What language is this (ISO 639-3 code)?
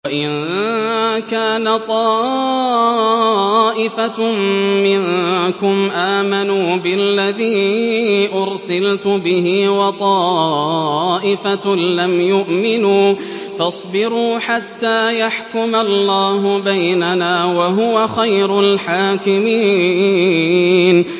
ara